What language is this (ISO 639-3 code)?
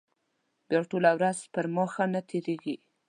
pus